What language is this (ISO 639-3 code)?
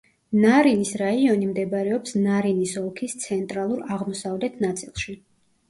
kat